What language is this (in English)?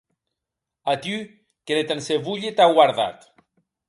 Occitan